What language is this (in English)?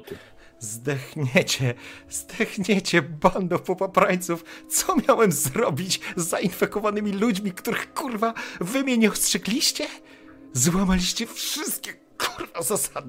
Polish